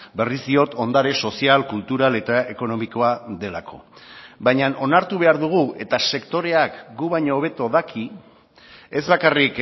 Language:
Basque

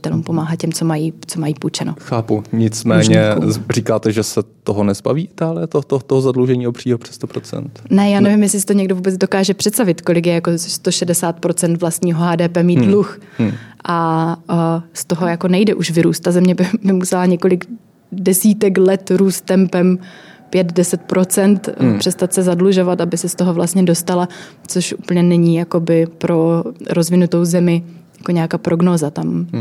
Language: Czech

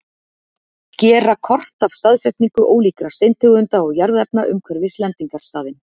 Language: Icelandic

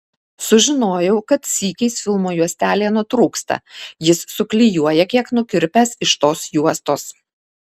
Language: Lithuanian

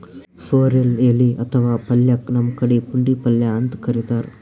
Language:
Kannada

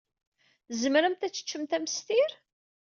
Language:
Kabyle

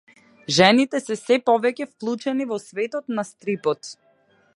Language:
Macedonian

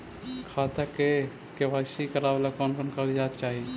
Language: Magahi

